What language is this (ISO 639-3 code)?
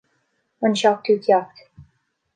gle